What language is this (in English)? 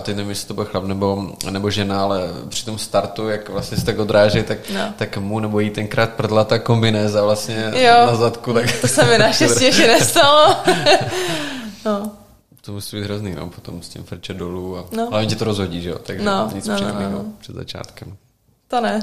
Czech